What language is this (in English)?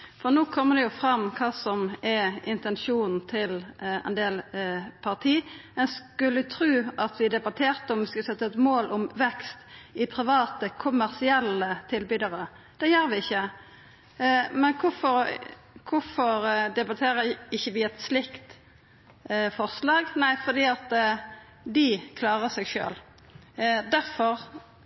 Norwegian Nynorsk